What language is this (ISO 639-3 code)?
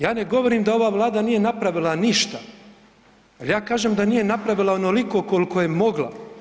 hrv